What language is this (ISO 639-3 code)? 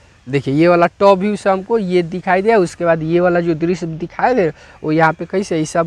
hin